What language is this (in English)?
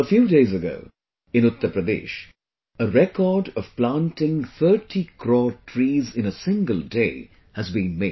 English